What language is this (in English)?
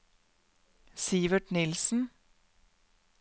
Norwegian